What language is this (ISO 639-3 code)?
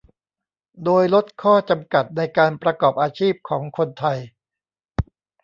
tha